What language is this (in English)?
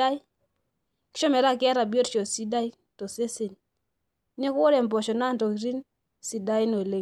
Masai